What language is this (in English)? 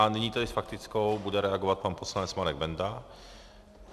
Czech